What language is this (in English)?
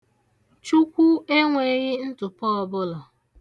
Igbo